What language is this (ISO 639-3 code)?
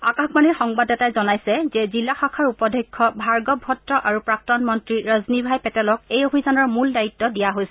asm